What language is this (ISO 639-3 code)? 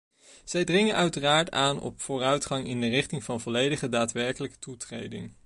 nld